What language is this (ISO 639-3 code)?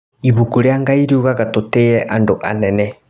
kik